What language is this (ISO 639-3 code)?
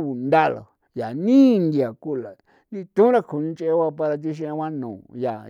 pow